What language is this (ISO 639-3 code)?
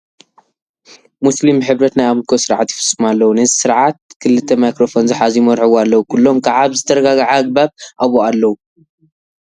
tir